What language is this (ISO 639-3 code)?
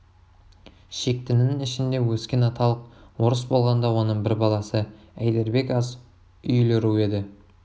kaz